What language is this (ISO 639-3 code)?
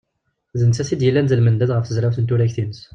kab